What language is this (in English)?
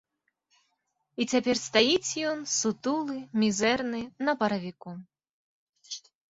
Belarusian